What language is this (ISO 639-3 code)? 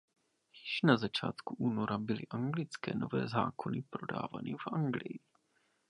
ces